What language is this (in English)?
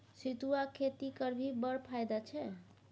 Maithili